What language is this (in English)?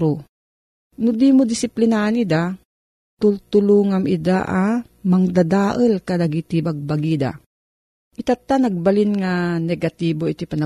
Filipino